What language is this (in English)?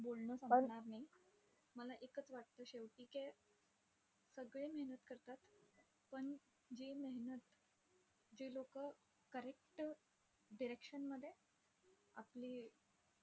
Marathi